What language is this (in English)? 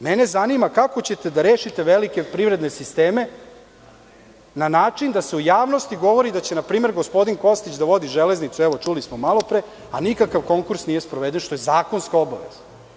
Serbian